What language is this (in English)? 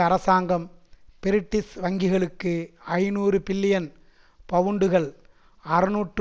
Tamil